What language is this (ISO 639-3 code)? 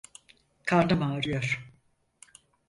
tur